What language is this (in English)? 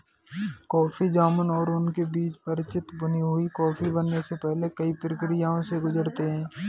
Hindi